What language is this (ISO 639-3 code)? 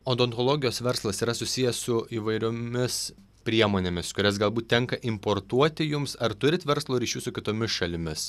lit